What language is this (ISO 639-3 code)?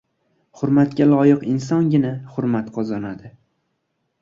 uzb